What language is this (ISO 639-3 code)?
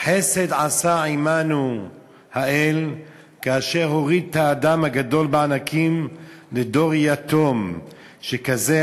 heb